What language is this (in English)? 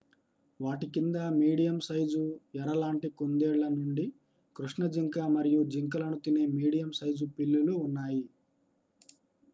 Telugu